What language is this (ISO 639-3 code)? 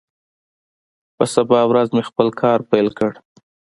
pus